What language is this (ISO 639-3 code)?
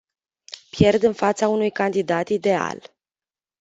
ron